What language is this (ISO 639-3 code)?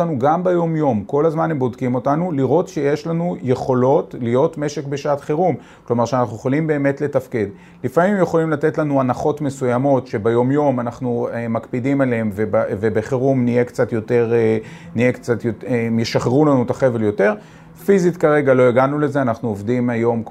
heb